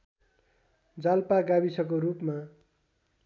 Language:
Nepali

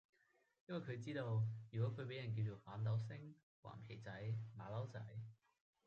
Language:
Cantonese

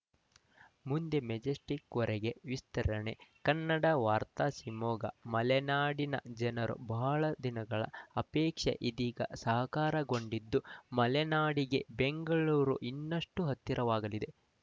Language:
Kannada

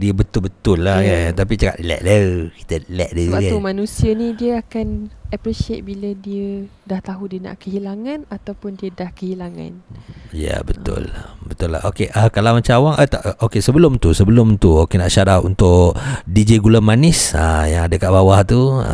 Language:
Malay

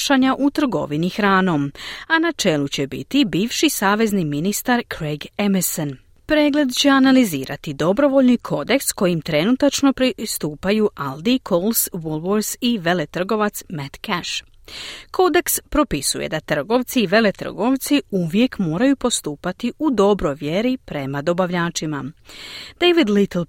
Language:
Croatian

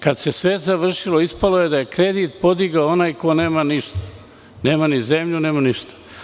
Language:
Serbian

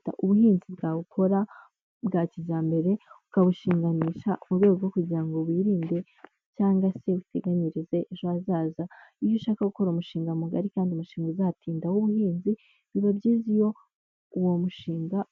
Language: Kinyarwanda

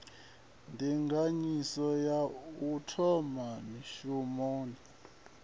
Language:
Venda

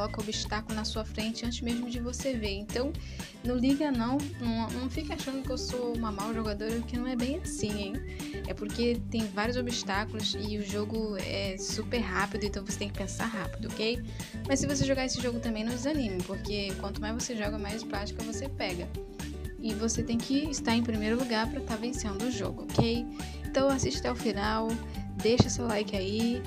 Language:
Portuguese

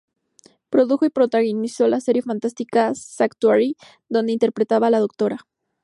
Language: Spanish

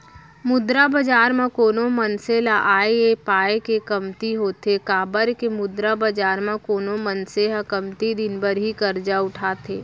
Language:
Chhattisgarhi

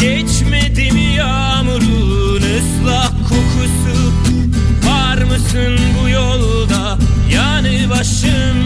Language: Turkish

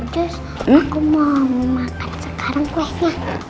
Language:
Indonesian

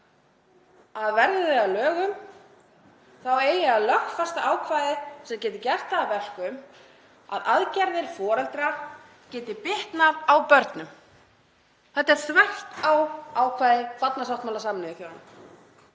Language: Icelandic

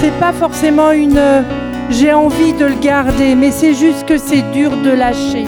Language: French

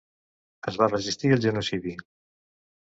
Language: Catalan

